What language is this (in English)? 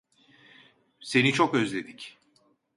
Turkish